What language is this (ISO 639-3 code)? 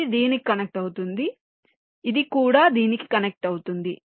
tel